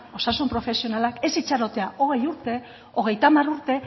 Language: Basque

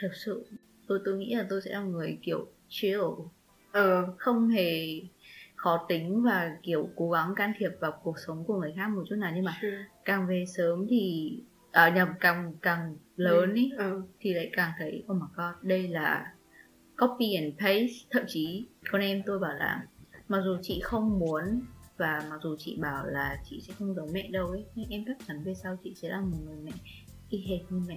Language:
Vietnamese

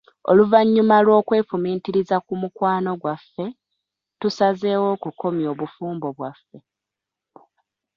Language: Ganda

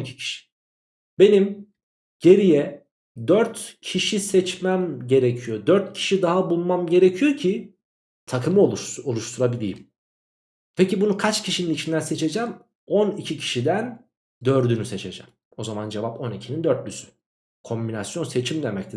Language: Turkish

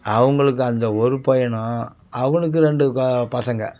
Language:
Tamil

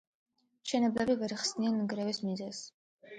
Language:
Georgian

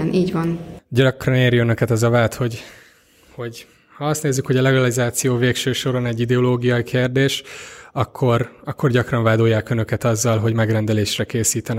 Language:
Hungarian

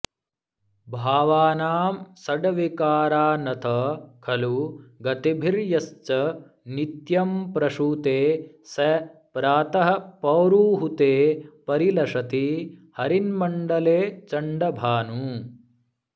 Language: Sanskrit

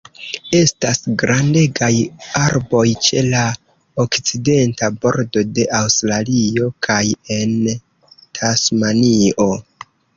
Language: Esperanto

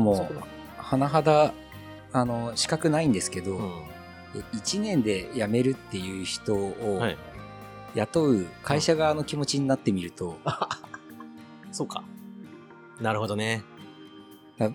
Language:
Japanese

